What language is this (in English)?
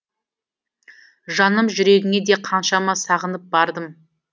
Kazakh